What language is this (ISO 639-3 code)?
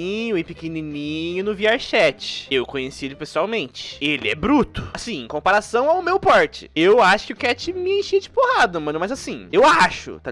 por